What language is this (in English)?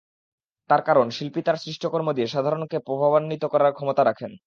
Bangla